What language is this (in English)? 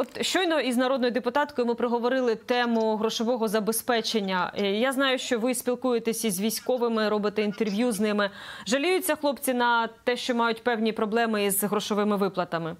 Ukrainian